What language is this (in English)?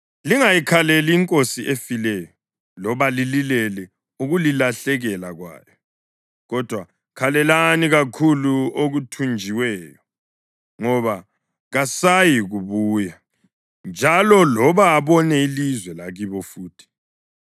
North Ndebele